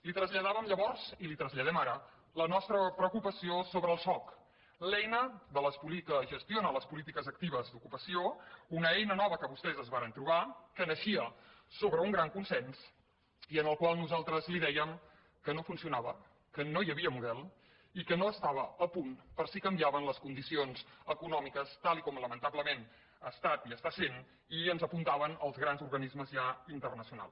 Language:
Catalan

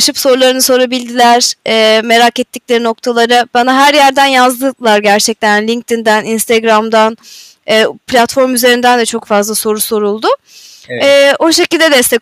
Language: Turkish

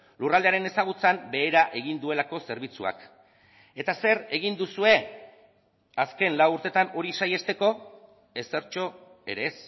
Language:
Basque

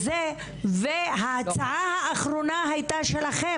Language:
Hebrew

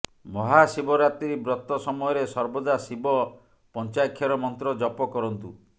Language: Odia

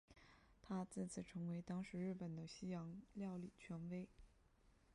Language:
Chinese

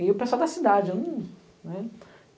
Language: Portuguese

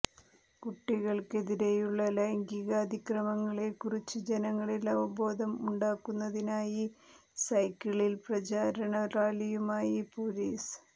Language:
Malayalam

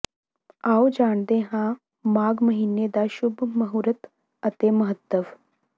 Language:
Punjabi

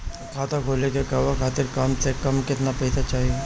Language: Bhojpuri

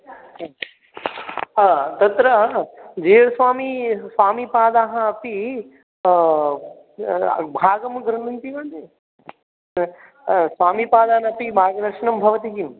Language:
Sanskrit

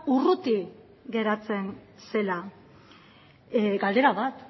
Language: Basque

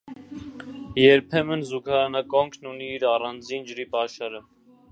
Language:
Armenian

